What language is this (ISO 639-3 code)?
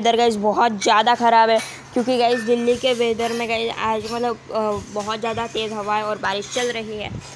hin